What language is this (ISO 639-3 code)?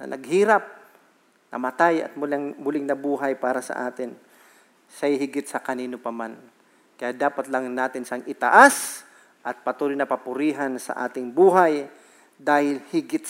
fil